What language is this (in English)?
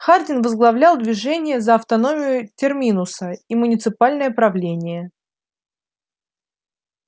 Russian